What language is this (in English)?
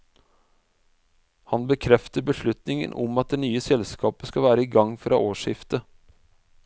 Norwegian